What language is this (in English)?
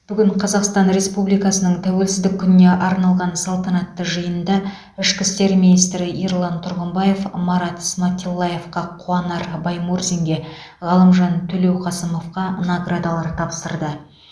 Kazakh